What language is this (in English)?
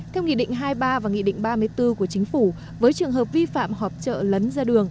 Vietnamese